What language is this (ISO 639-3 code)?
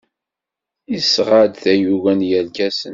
kab